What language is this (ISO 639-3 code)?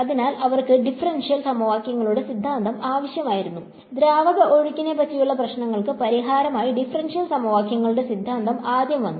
mal